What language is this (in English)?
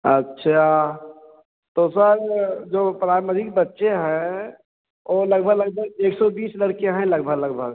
Hindi